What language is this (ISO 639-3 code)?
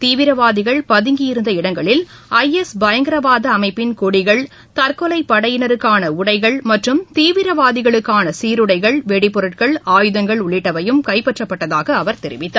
tam